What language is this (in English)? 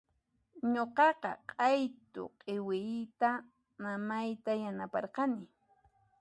Puno Quechua